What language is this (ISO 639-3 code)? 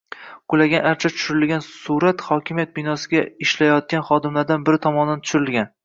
uzb